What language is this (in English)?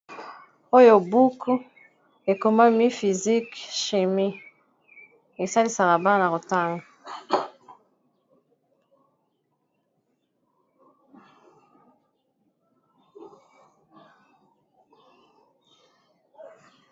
Lingala